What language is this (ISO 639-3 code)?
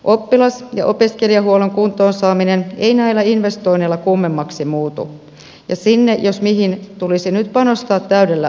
fin